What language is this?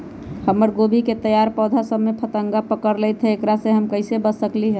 Magahi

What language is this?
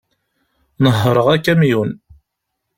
Kabyle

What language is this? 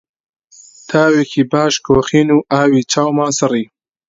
Central Kurdish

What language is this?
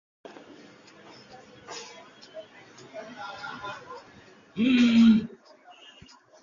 Bangla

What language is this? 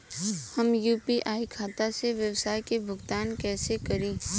Bhojpuri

